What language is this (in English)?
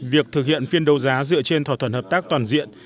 Vietnamese